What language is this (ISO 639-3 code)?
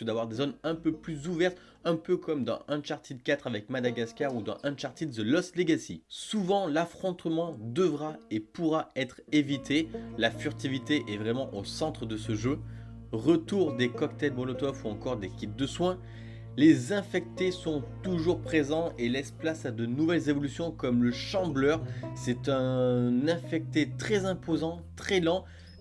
fra